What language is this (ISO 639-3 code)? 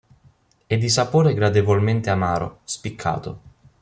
ita